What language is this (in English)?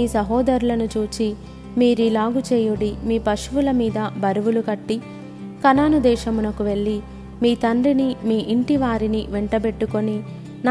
Telugu